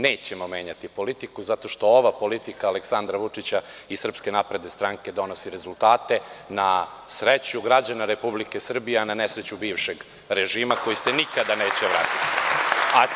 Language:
Serbian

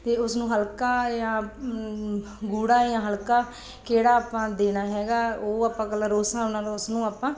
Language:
Punjabi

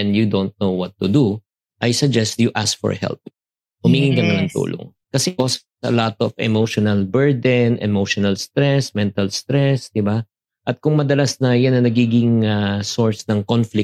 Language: Filipino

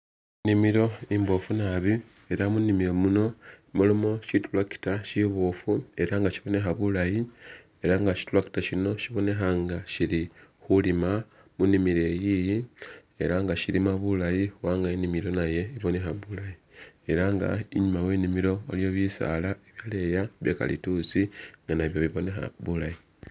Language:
Masaaba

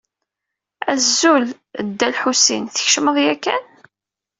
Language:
Kabyle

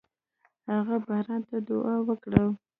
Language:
Pashto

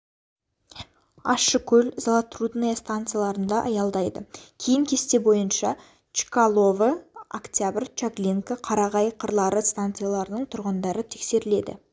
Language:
Kazakh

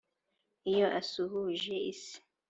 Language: Kinyarwanda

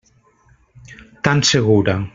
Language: Catalan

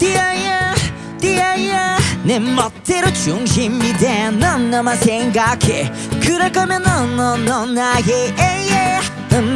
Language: Korean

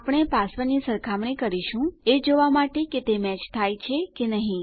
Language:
Gujarati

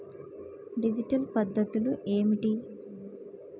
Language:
Telugu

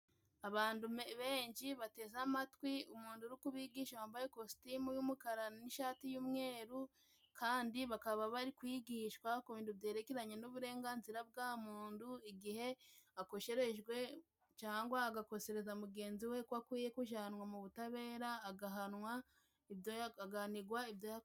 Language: Kinyarwanda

